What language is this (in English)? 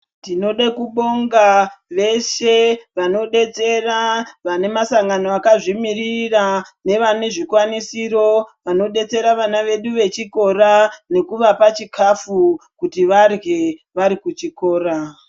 Ndau